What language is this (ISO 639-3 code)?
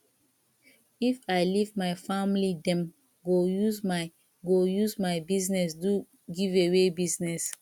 pcm